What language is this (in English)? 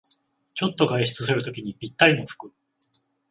Japanese